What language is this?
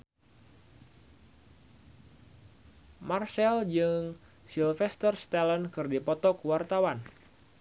Sundanese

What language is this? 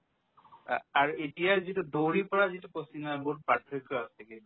Assamese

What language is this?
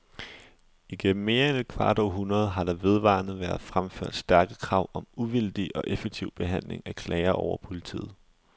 Danish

